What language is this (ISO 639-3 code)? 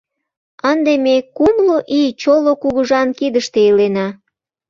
chm